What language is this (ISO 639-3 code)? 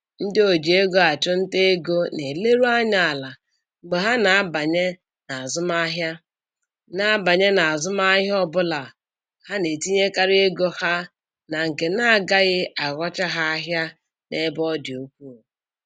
ibo